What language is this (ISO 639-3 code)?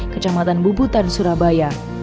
ind